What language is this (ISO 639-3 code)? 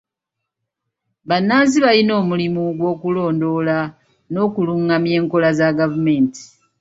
lug